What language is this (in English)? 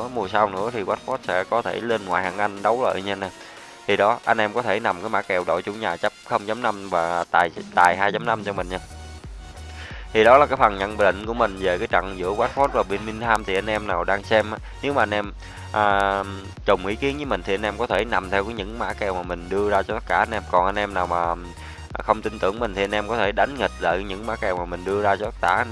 Vietnamese